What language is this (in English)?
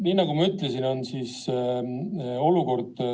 Estonian